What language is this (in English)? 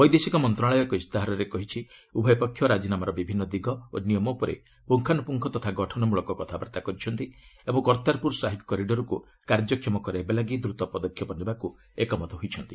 Odia